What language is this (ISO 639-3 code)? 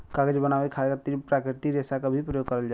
bho